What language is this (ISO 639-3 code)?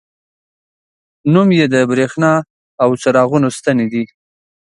pus